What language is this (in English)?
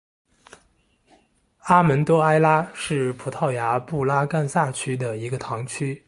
Chinese